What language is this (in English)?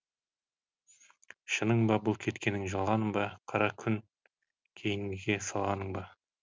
Kazakh